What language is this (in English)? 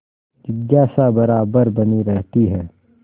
Hindi